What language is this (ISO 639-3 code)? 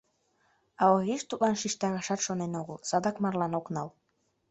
chm